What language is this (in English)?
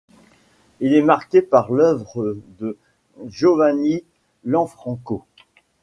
French